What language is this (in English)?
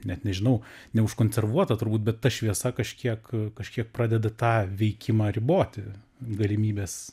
Lithuanian